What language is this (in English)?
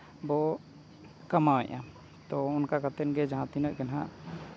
Santali